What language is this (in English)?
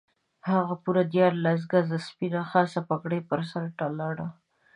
Pashto